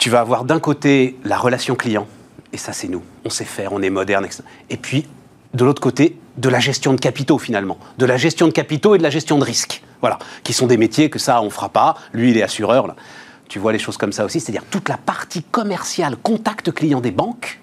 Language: French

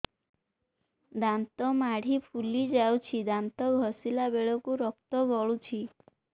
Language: Odia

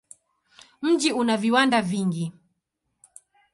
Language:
Swahili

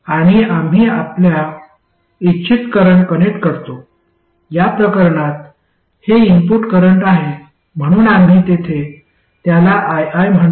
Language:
Marathi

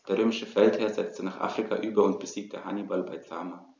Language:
German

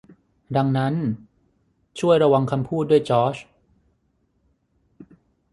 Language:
Thai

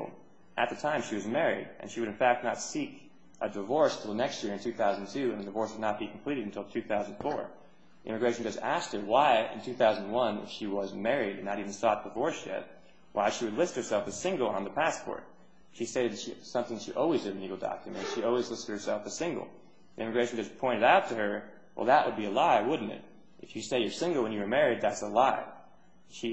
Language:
English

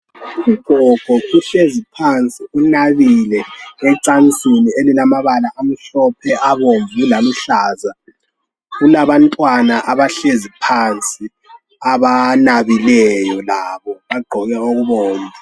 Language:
North Ndebele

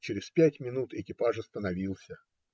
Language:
Russian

